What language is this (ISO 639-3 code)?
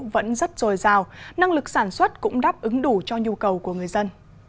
vie